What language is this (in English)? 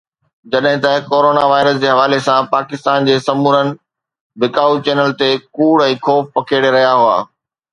Sindhi